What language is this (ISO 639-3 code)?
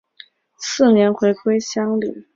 zho